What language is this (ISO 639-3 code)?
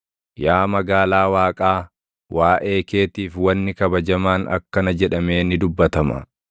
orm